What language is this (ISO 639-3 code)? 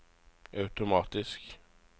nor